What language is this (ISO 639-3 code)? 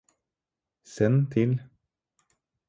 nob